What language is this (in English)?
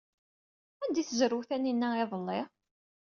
Kabyle